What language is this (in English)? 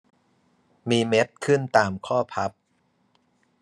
Thai